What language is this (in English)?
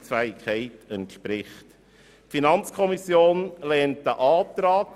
Swiss German